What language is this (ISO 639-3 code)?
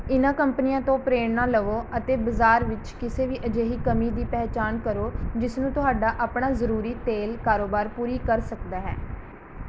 pan